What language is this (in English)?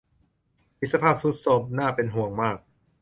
Thai